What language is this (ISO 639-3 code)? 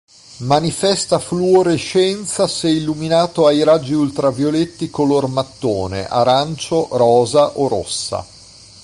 ita